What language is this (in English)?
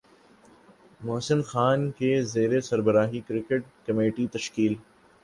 Urdu